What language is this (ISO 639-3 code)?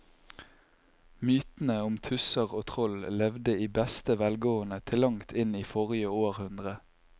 nor